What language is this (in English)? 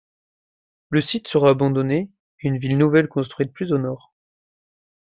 French